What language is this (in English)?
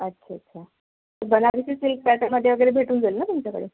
Marathi